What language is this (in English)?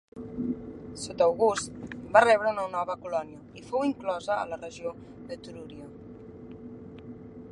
Catalan